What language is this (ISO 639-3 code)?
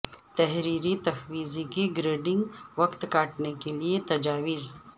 urd